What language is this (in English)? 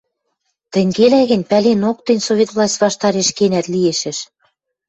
Western Mari